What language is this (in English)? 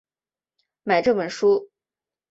Chinese